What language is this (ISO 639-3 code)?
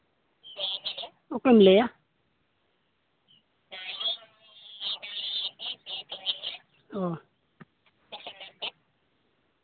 sat